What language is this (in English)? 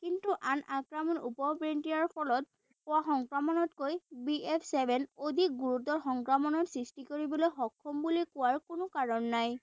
Assamese